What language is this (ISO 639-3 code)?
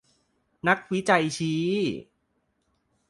tha